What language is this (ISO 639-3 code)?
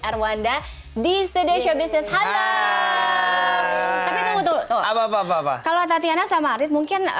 ind